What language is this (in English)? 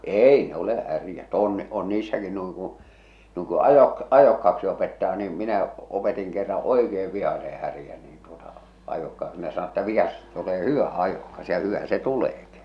Finnish